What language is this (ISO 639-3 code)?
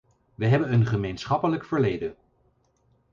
nld